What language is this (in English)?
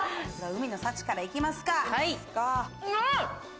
Japanese